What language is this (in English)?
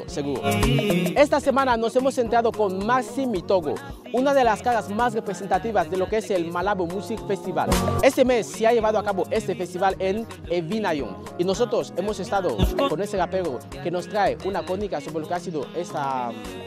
Spanish